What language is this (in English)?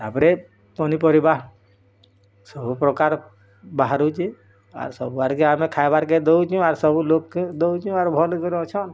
Odia